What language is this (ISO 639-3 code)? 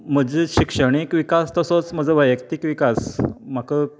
kok